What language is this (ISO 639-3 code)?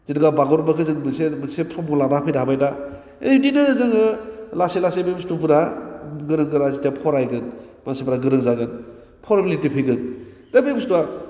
brx